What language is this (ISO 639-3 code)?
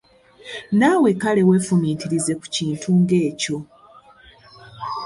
lug